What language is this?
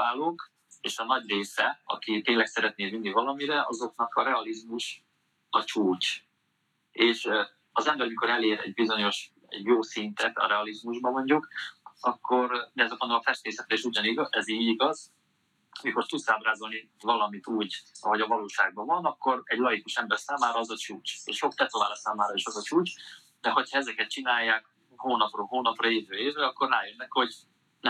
Hungarian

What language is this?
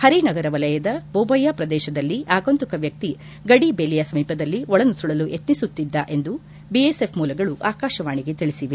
Kannada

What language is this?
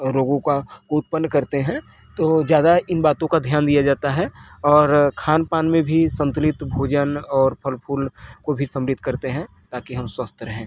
Hindi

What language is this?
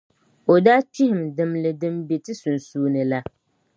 Dagbani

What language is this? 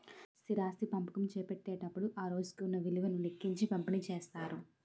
Telugu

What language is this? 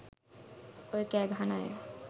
Sinhala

